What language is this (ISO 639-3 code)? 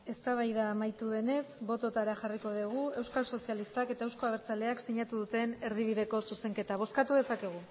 eus